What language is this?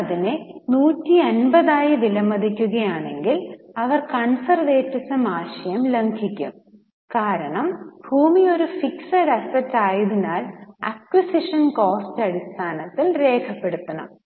Malayalam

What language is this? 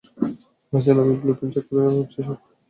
Bangla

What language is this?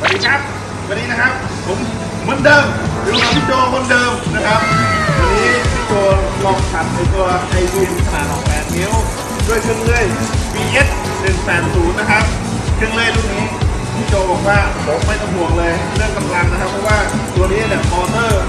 Thai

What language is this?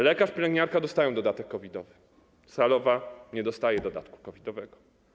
Polish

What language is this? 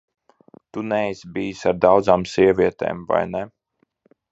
Latvian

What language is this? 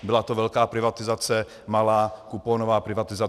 Czech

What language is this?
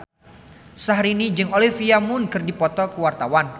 Sundanese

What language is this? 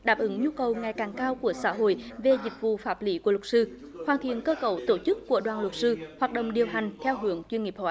Vietnamese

